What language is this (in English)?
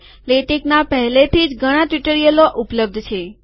Gujarati